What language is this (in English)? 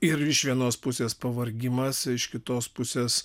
Lithuanian